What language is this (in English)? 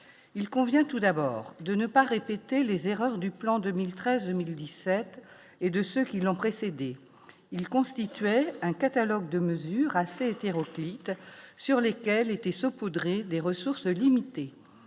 French